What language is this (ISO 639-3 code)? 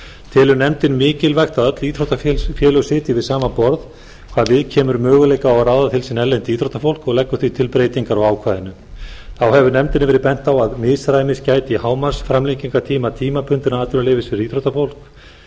isl